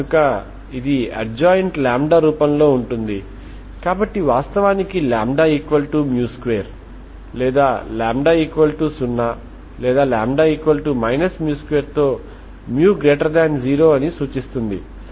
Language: Telugu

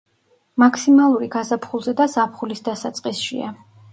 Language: Georgian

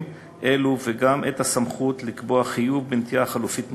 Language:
Hebrew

